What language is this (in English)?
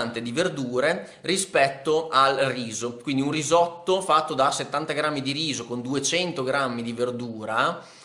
Italian